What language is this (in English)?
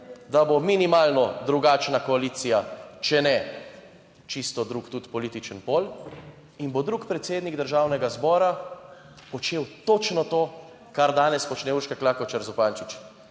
Slovenian